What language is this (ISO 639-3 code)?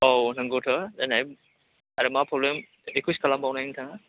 brx